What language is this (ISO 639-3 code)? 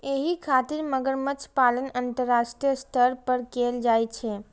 mai